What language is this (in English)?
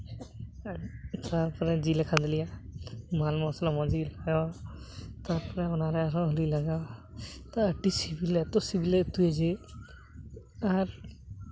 Santali